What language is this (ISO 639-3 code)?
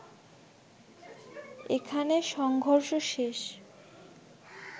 ben